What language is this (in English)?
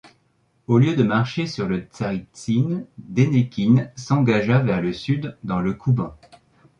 French